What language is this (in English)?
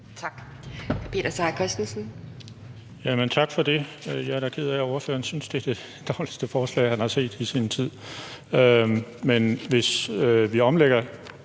Danish